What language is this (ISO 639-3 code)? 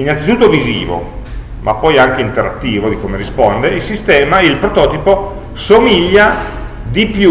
ita